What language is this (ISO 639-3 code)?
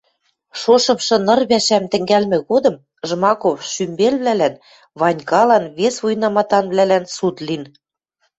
mrj